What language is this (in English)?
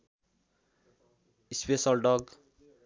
Nepali